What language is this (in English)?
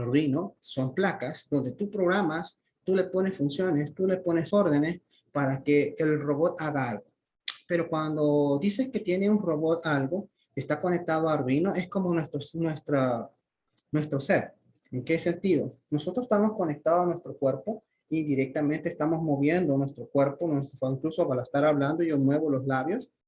Spanish